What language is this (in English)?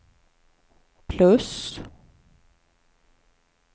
Swedish